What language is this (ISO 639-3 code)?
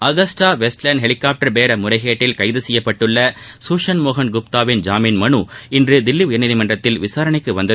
tam